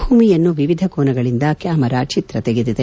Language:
Kannada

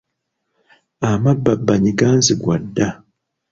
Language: Ganda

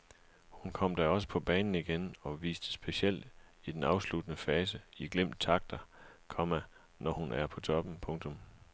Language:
Danish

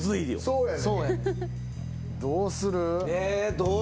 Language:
Japanese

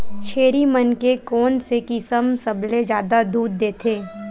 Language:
Chhattisgarhi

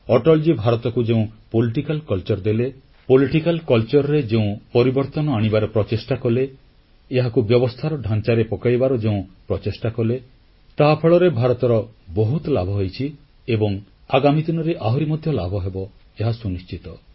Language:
Odia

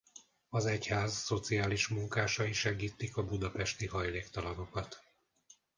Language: Hungarian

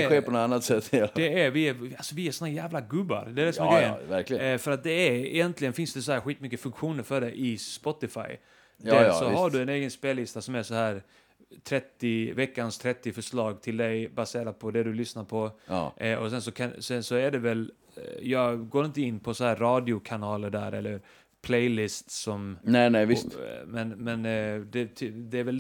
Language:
Swedish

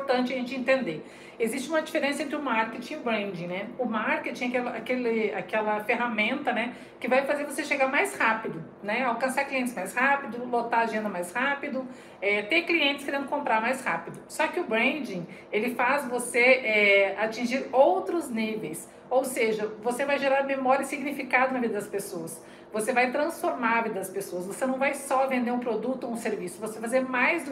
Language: Portuguese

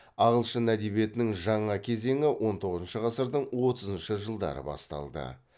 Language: Kazakh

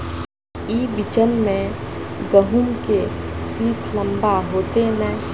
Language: Magahi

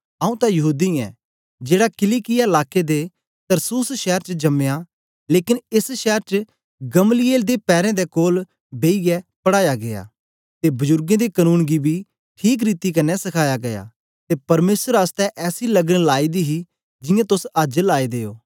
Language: Dogri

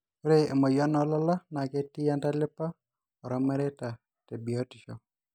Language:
Masai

